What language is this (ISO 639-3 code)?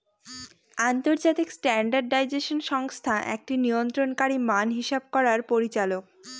ben